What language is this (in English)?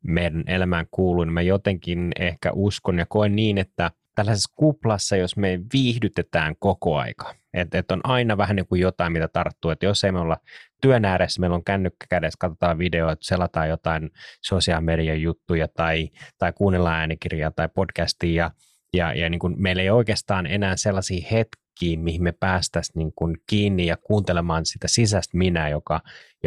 Finnish